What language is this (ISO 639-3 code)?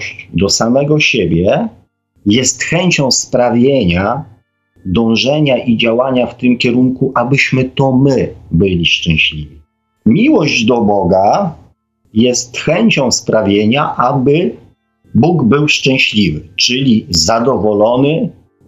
pol